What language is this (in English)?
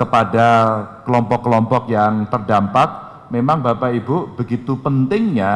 Indonesian